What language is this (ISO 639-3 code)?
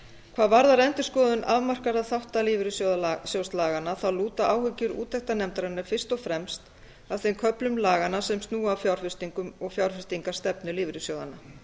isl